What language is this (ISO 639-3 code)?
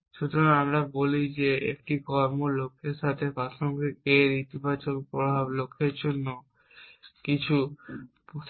ben